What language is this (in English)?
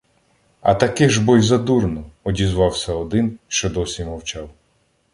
Ukrainian